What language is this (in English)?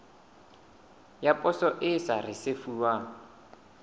Southern Sotho